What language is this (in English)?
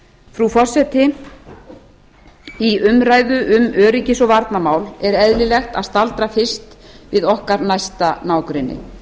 Icelandic